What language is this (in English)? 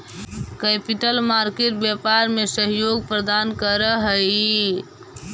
Magahi